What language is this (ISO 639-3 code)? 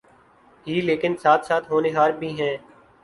urd